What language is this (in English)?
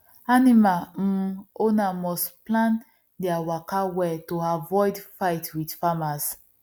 Nigerian Pidgin